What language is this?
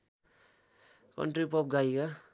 Nepali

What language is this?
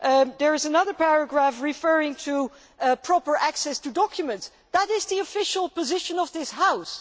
English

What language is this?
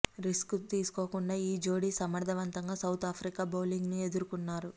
Telugu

